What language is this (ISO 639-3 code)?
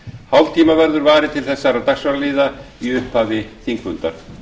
isl